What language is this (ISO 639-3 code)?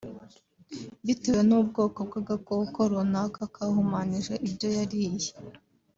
kin